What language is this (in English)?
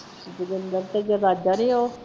Punjabi